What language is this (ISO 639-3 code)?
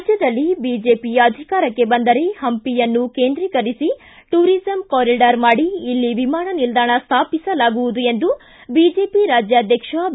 kan